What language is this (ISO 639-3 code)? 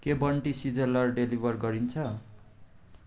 nep